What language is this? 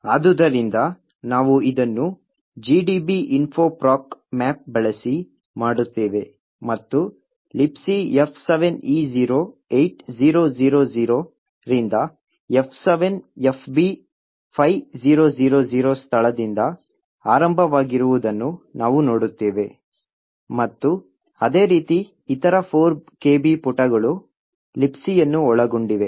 Kannada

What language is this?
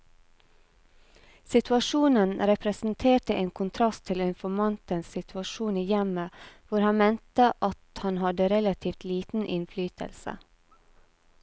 Norwegian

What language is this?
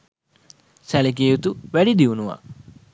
Sinhala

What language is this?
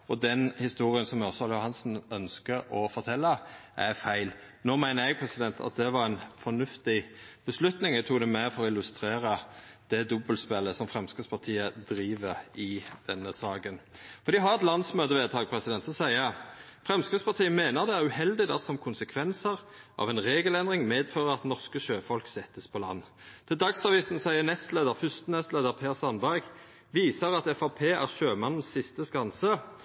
Norwegian Nynorsk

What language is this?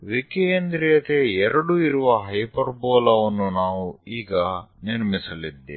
Kannada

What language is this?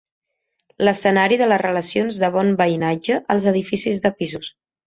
Catalan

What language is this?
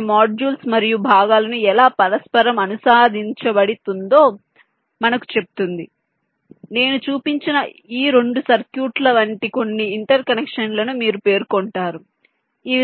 Telugu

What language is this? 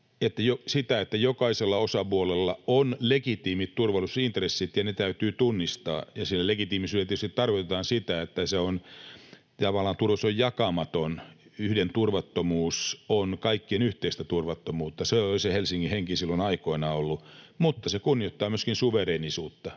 Finnish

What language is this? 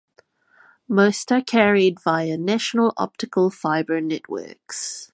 English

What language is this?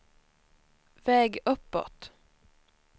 Swedish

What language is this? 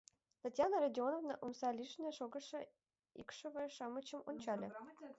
Mari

